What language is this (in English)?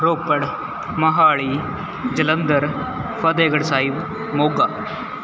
Punjabi